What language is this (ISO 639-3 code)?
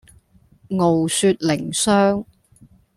yue